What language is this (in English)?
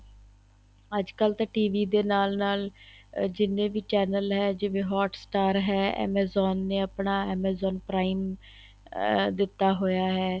Punjabi